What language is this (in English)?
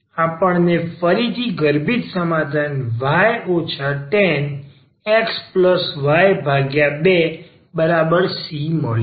Gujarati